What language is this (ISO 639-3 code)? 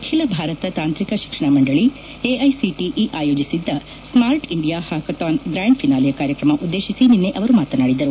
kan